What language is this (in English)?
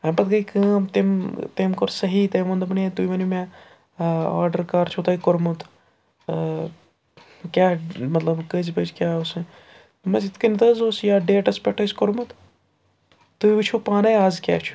Kashmiri